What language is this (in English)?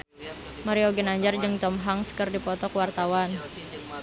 Sundanese